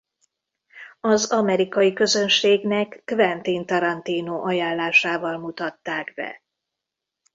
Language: Hungarian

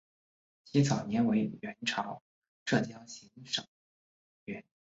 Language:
Chinese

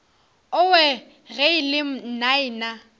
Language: Northern Sotho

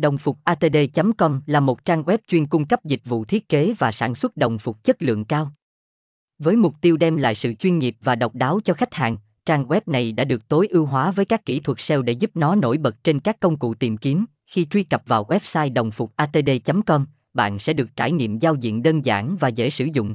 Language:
Vietnamese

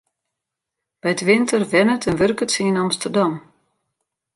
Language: Western Frisian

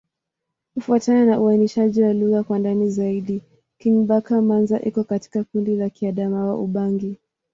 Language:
Swahili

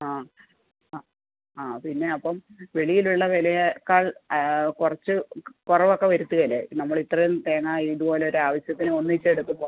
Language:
Malayalam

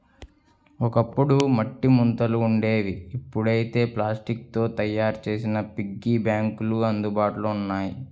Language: Telugu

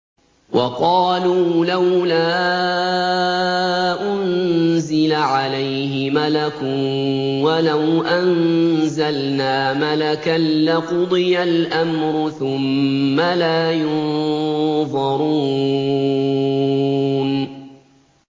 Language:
Arabic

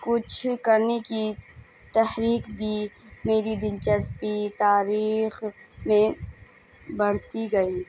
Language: Urdu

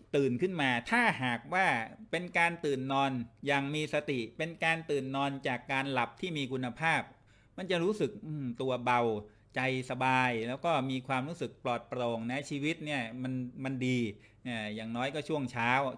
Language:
Thai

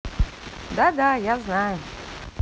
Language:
Russian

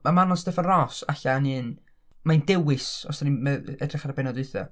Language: Welsh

